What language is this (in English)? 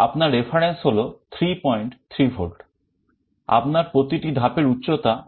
Bangla